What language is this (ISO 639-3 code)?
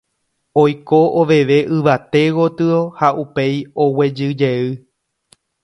grn